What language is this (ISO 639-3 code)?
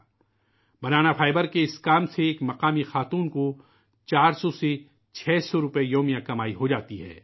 urd